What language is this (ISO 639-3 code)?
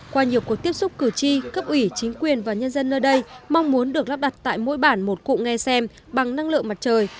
vie